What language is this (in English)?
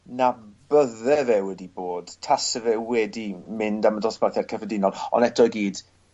Welsh